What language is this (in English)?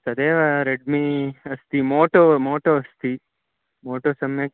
Sanskrit